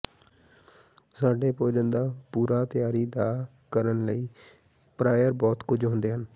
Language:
Punjabi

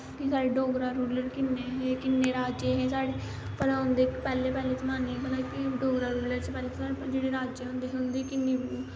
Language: Dogri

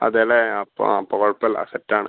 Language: Malayalam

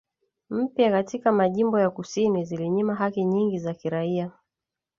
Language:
Swahili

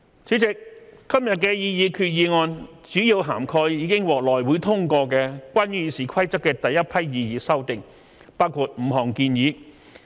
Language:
Cantonese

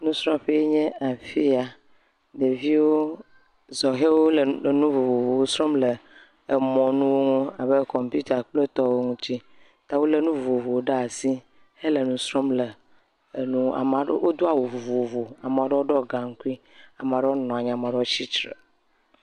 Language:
Ewe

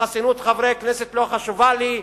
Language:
Hebrew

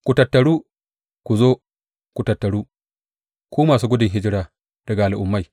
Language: Hausa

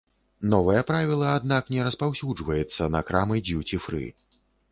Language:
Belarusian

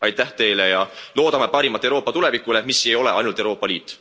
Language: Estonian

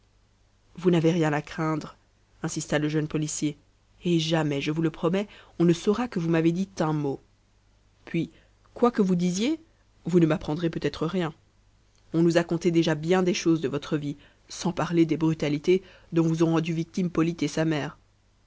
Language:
French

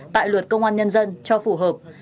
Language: Vietnamese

